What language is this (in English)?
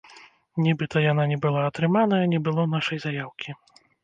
Belarusian